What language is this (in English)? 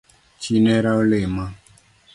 Luo (Kenya and Tanzania)